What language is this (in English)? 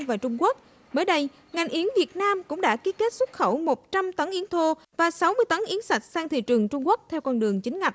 Vietnamese